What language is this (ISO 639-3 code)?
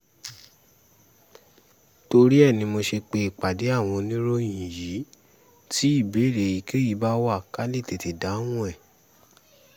yor